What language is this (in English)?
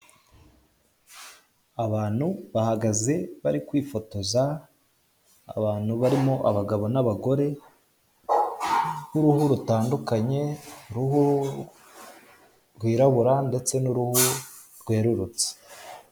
Kinyarwanda